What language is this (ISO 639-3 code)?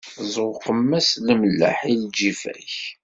kab